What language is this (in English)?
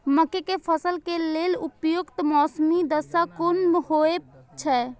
Maithili